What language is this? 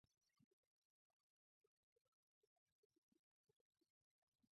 Chinese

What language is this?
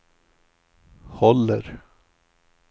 Swedish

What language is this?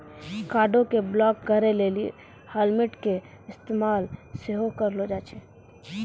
Maithili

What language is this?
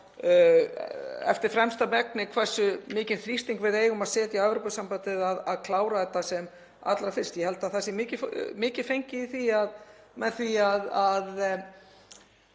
Icelandic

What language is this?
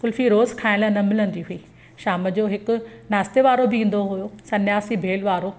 Sindhi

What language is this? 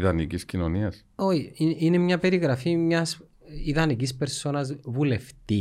Greek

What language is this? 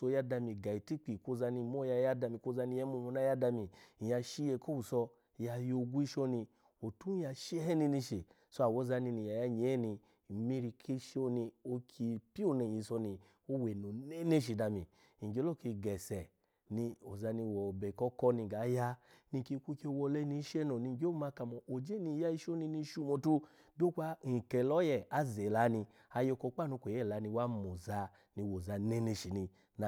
Alago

